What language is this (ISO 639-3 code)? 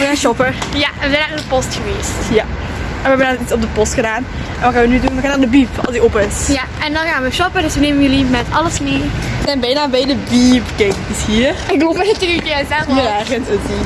nld